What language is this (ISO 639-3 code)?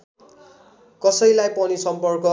nep